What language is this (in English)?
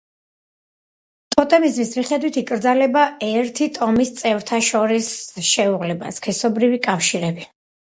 Georgian